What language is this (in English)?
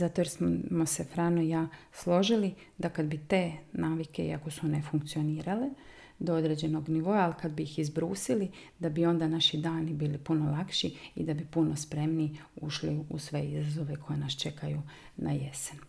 Croatian